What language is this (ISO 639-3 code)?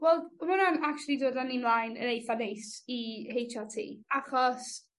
cym